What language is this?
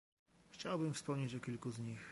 Polish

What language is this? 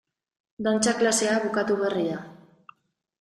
Basque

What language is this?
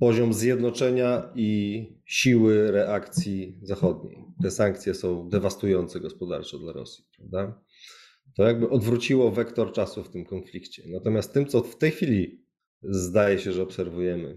Polish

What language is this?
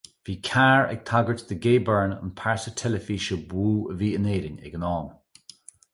Irish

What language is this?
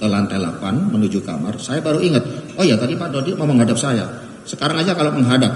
Indonesian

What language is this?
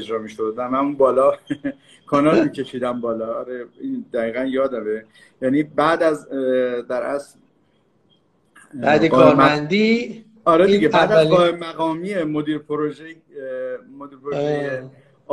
Persian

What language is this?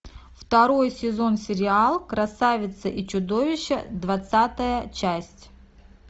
Russian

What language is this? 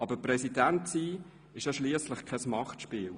Swiss German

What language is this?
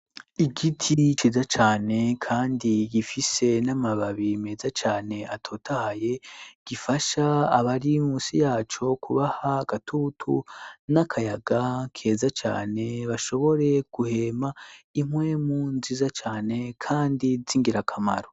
Rundi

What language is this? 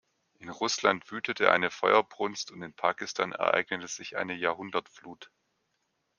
German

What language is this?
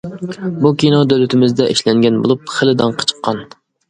Uyghur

